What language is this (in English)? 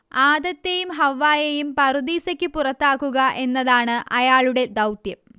Malayalam